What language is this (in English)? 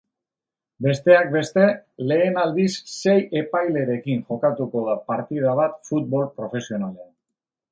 Basque